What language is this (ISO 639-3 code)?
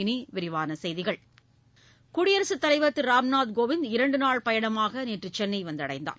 tam